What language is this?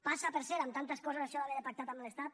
Catalan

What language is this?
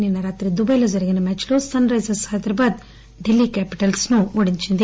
Telugu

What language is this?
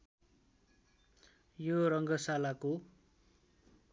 Nepali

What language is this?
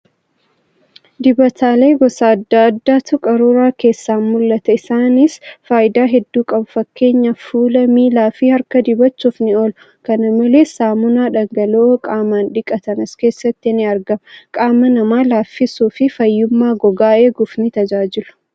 Oromo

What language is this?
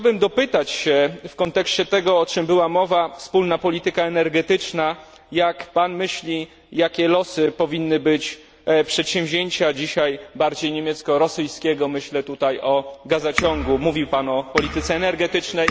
Polish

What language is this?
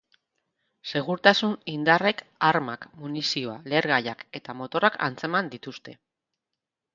Basque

